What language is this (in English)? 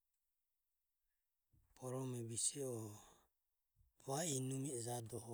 Ömie